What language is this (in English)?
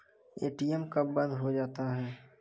Maithili